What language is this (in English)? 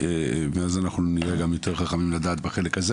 Hebrew